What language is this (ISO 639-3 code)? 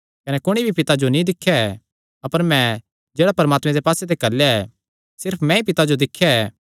xnr